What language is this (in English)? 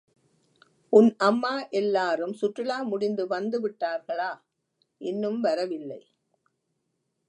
Tamil